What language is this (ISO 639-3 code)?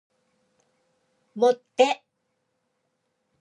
kor